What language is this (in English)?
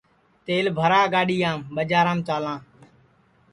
Sansi